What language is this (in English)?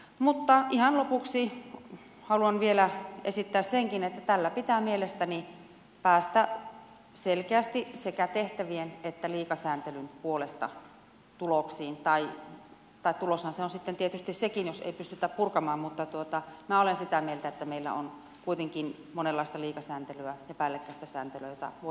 Finnish